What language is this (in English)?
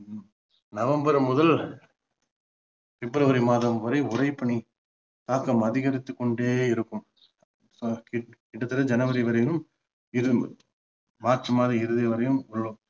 Tamil